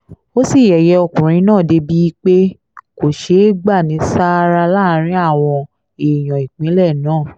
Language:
Yoruba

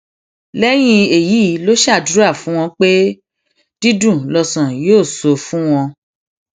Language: Yoruba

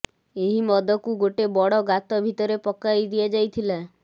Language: Odia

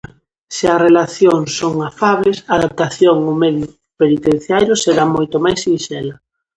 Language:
Galician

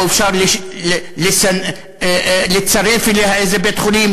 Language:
Hebrew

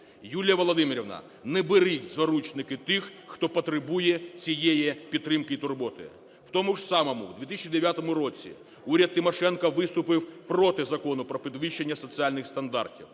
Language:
Ukrainian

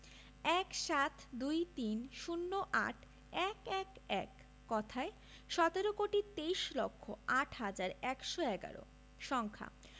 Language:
Bangla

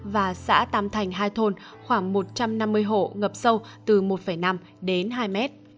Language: Vietnamese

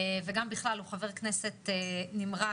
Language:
Hebrew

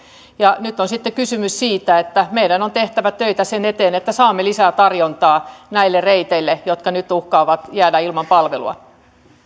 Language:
Finnish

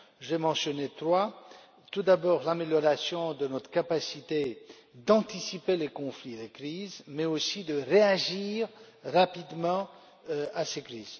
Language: French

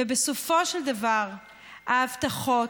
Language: Hebrew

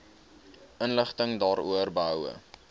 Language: Afrikaans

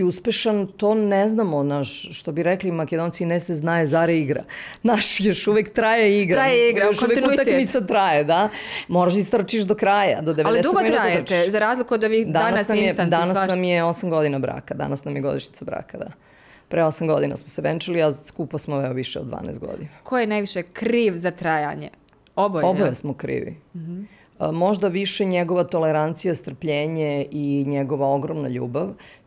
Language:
Croatian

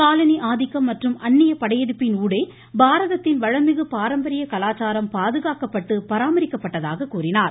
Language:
Tamil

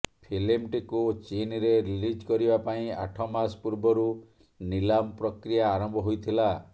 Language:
Odia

